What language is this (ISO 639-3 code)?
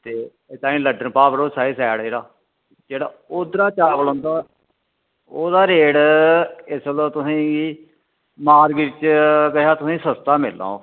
doi